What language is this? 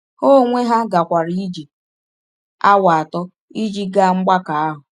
Igbo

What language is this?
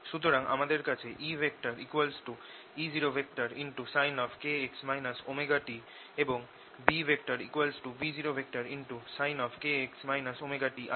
Bangla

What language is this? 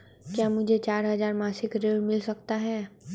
Hindi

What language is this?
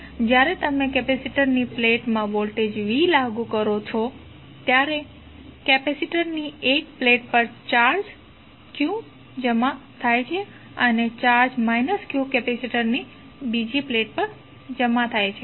Gujarati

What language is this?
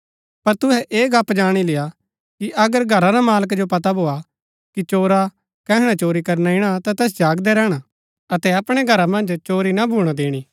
Gaddi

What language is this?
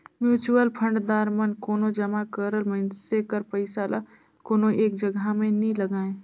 Chhattisgarhi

